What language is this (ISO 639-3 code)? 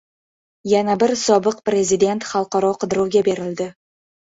uzb